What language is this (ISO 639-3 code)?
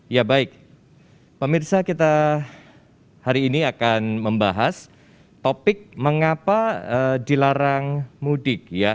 ind